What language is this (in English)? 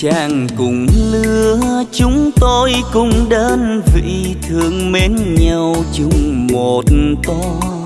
Vietnamese